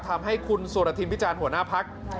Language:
Thai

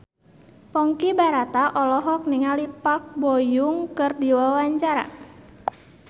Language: Sundanese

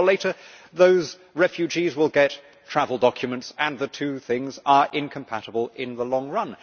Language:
English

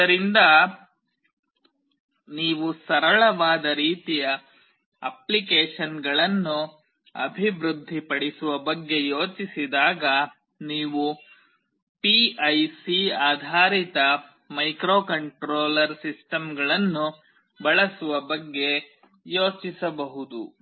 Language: Kannada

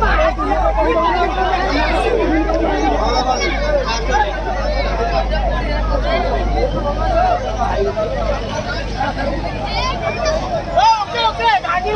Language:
Odia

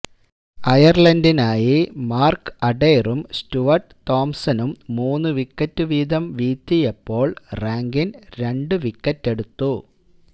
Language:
Malayalam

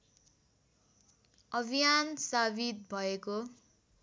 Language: Nepali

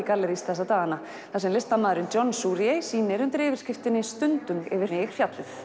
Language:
Icelandic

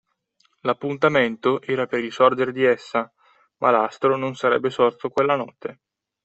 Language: Italian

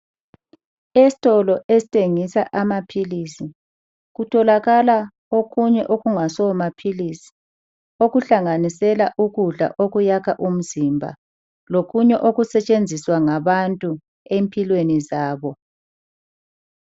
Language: North Ndebele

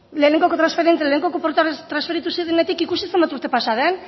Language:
Basque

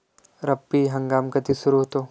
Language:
Marathi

